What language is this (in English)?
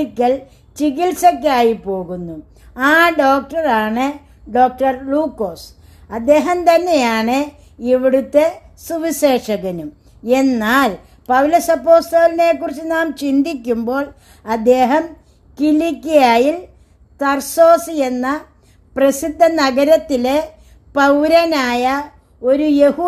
Turkish